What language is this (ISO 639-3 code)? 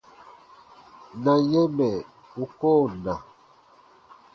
bba